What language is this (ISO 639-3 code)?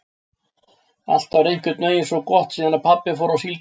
isl